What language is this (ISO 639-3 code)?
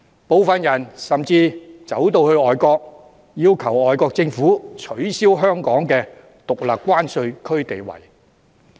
yue